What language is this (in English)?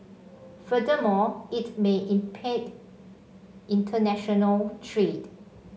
English